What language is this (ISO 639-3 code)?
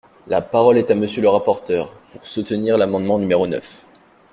fra